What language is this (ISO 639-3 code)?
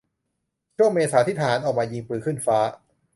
tha